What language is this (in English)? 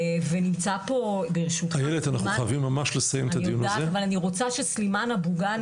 Hebrew